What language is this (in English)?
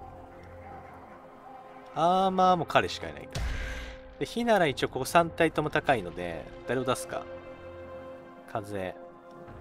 Japanese